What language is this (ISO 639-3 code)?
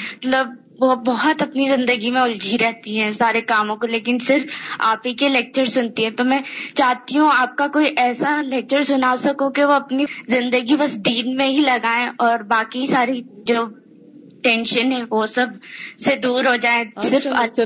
urd